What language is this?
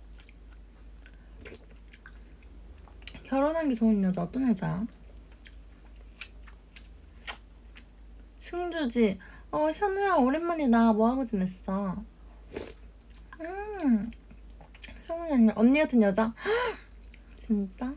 Korean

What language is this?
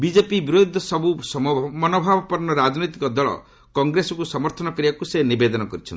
Odia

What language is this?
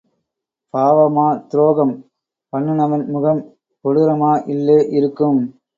Tamil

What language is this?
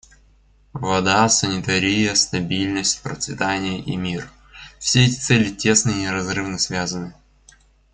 Russian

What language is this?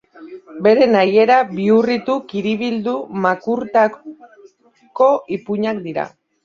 Basque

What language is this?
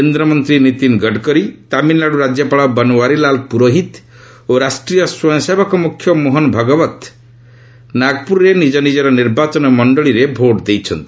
Odia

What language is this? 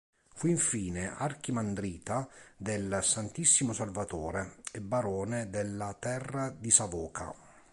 Italian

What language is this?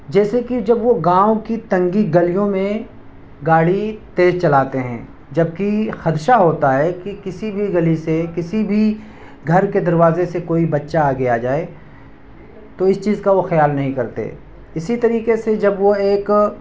Urdu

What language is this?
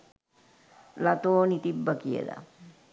Sinhala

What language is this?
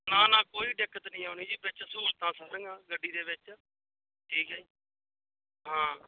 Punjabi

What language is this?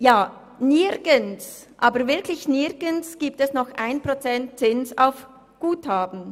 Swiss German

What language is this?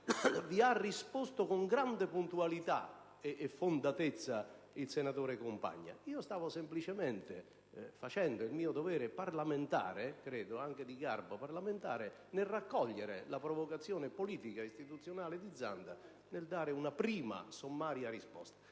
Italian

